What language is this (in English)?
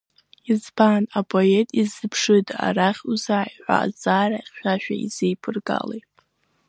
Abkhazian